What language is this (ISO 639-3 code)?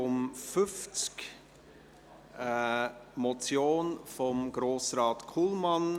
gsw